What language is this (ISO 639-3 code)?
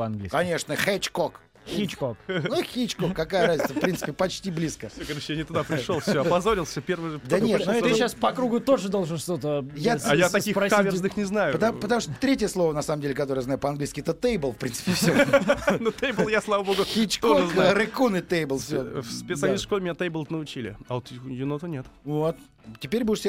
rus